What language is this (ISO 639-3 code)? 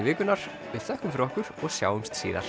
isl